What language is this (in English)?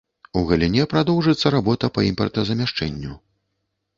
Belarusian